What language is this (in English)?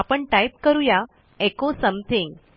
Marathi